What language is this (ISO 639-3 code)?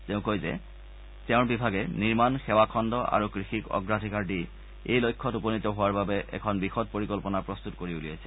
asm